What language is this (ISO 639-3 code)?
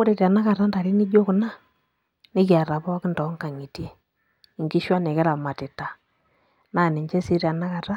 mas